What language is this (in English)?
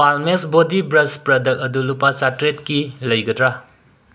Manipuri